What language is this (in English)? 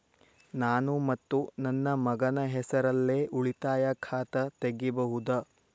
Kannada